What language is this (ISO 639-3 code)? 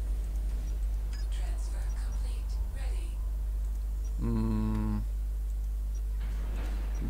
rus